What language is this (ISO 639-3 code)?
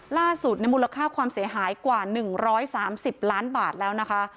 tha